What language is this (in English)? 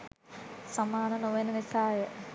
Sinhala